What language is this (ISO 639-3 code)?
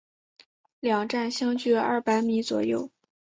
zho